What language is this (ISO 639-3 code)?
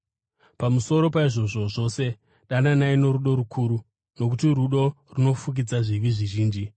sna